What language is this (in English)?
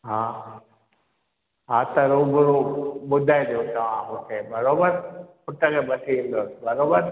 Sindhi